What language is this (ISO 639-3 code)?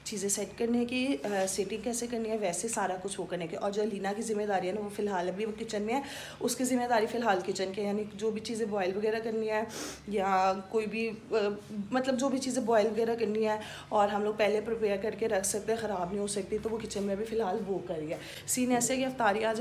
hin